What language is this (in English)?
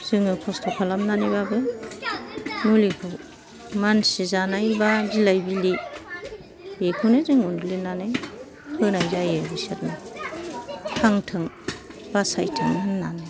Bodo